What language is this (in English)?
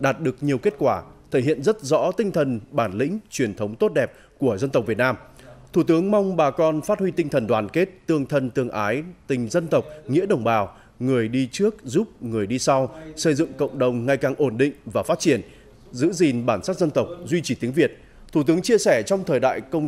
Vietnamese